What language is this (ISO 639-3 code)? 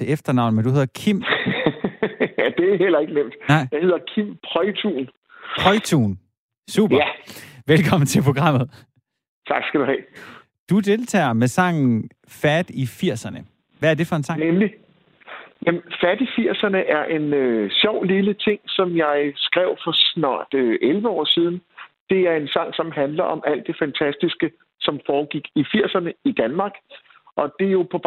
dan